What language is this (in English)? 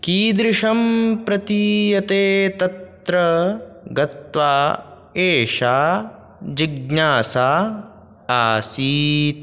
Sanskrit